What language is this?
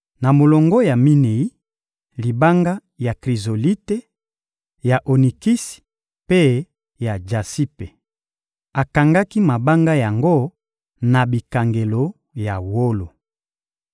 Lingala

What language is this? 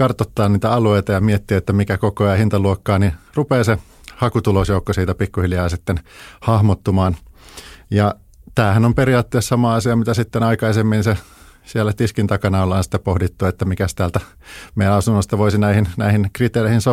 Finnish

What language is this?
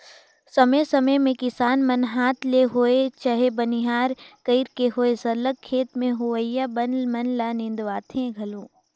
Chhattisgarhi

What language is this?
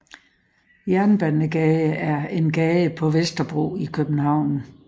Danish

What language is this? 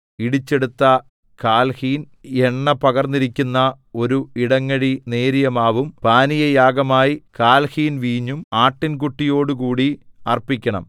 Malayalam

